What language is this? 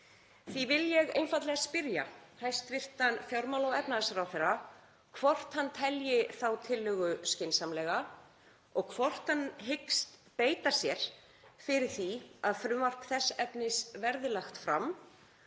Icelandic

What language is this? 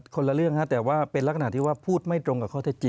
Thai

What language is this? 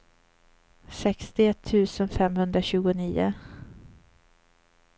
Swedish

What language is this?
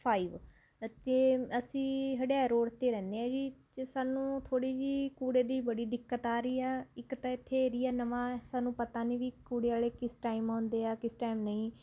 Punjabi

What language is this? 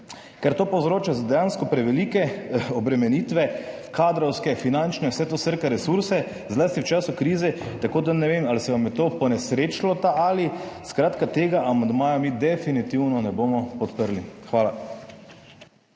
Slovenian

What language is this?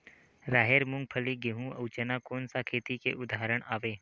Chhattisgarhi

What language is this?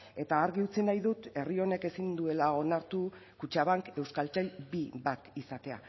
Basque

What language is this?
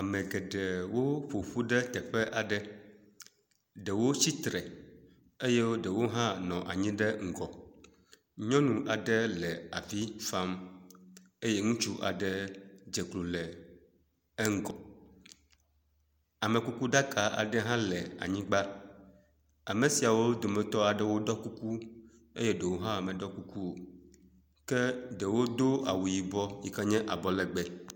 Ewe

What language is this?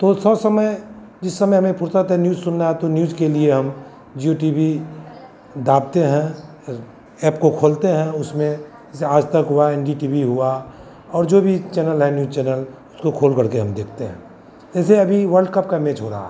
Hindi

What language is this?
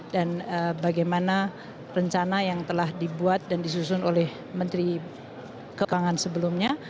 Indonesian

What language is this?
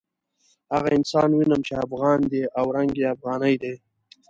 Pashto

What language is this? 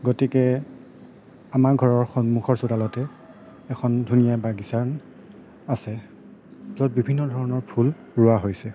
Assamese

